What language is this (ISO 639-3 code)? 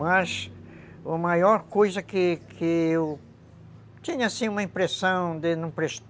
por